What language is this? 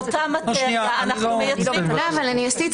Hebrew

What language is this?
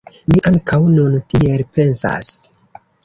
Esperanto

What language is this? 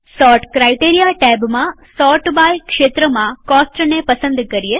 Gujarati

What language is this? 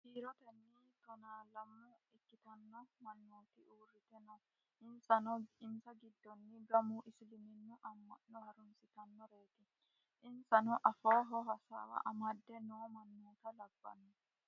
Sidamo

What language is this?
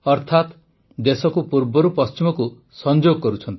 Odia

